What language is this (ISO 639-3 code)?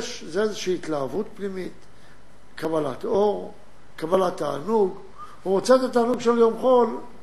heb